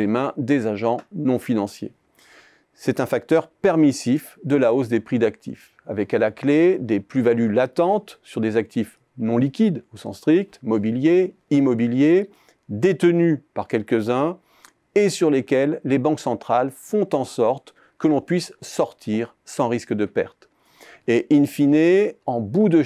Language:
French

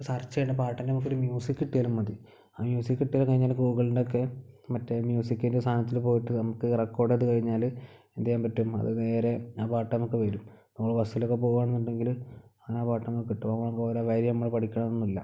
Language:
Malayalam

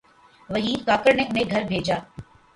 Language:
Urdu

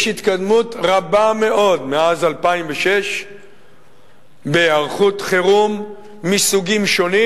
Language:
Hebrew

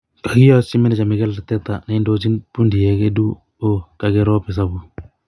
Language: Kalenjin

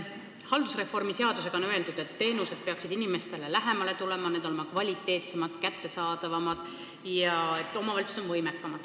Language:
Estonian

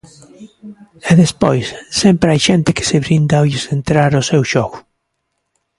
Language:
Galician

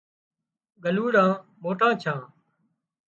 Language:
Wadiyara Koli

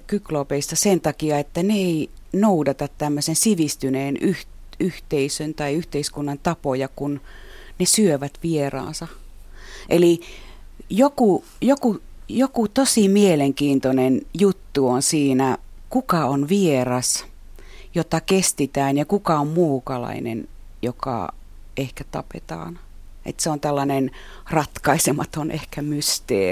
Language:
Finnish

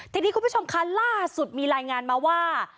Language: Thai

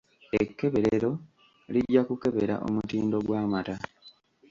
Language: Ganda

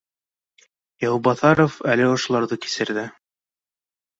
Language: Bashkir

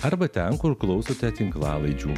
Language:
Lithuanian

